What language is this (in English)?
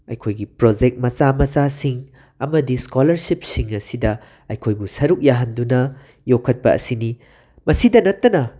Manipuri